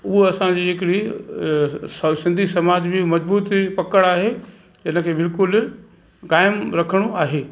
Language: Sindhi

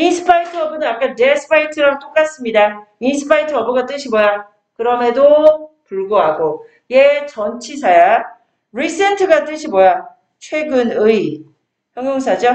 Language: Korean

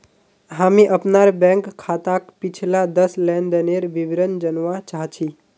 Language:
Magahi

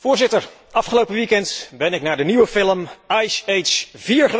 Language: Dutch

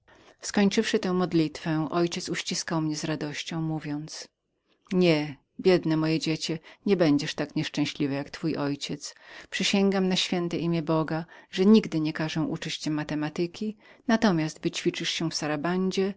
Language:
Polish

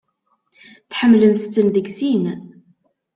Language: Kabyle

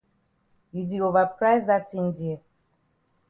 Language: Cameroon Pidgin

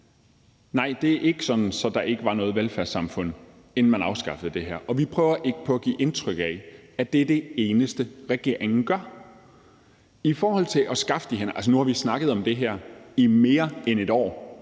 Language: Danish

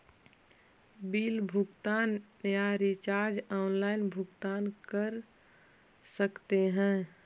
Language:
Magahi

